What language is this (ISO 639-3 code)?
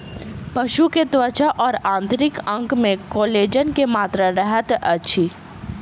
mai